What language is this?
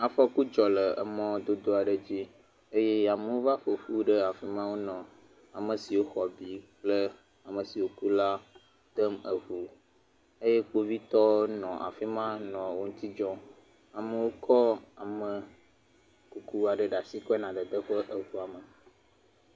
Ewe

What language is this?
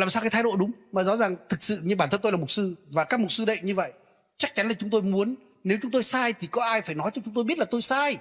Vietnamese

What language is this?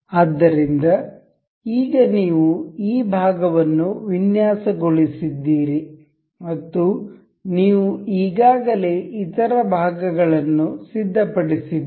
Kannada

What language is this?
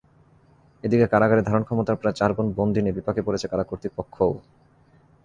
Bangla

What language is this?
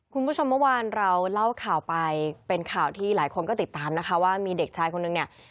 Thai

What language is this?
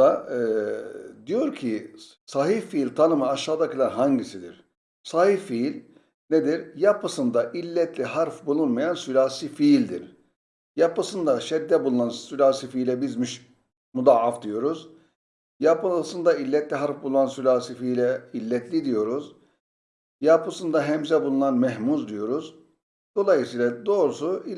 Turkish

